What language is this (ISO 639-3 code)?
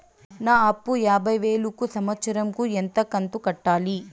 tel